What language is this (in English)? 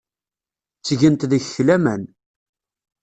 Kabyle